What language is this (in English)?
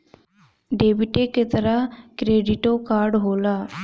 Bhojpuri